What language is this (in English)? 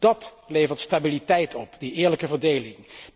Dutch